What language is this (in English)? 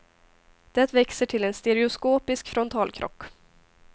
Swedish